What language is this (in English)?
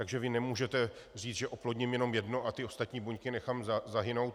Czech